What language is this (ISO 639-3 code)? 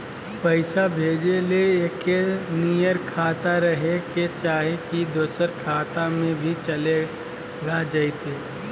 mag